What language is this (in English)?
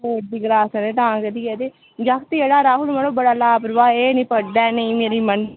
Dogri